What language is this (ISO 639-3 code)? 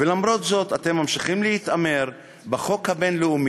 heb